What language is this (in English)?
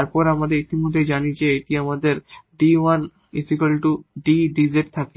Bangla